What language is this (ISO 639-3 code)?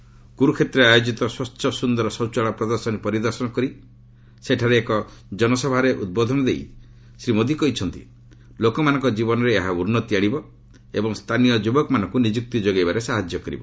ori